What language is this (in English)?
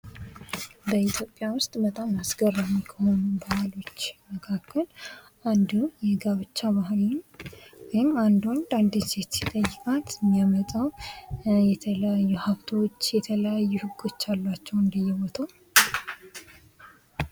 Amharic